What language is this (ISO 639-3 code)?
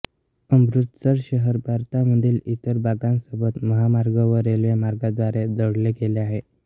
mar